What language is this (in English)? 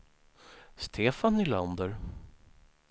Swedish